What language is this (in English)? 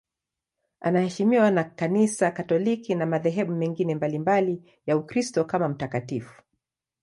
Swahili